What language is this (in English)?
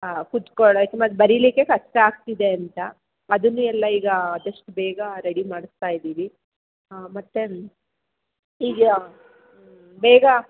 Kannada